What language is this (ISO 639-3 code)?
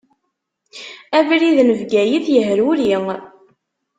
kab